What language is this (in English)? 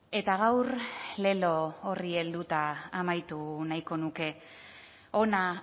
Basque